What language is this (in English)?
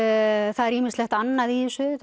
Icelandic